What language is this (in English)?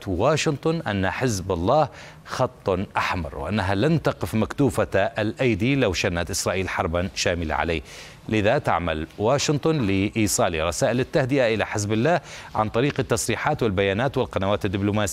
Arabic